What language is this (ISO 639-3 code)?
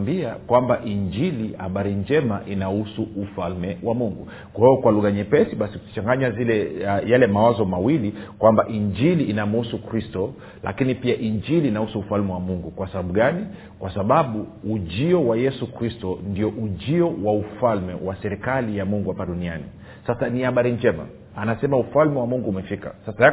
swa